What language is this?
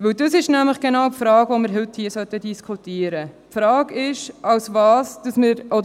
Swiss German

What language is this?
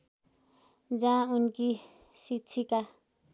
Nepali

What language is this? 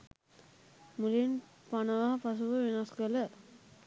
Sinhala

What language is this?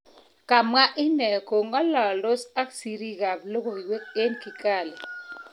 Kalenjin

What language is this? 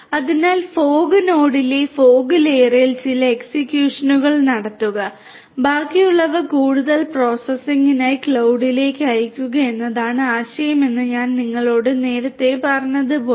Malayalam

